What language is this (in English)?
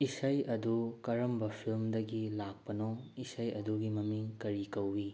Manipuri